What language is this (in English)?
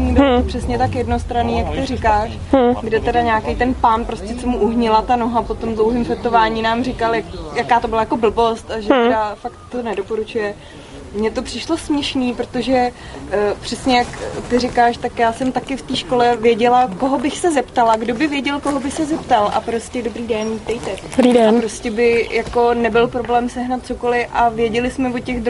Czech